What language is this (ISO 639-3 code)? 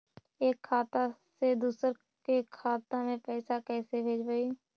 mag